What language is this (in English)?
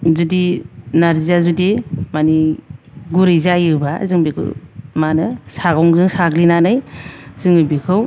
Bodo